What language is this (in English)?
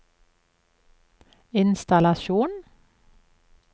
Norwegian